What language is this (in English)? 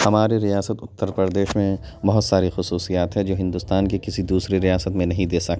Urdu